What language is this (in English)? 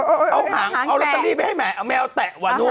Thai